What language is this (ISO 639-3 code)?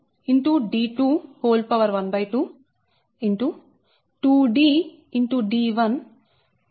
tel